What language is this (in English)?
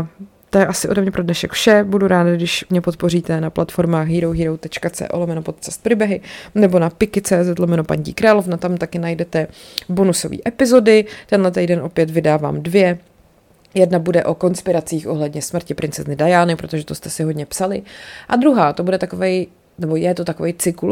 Czech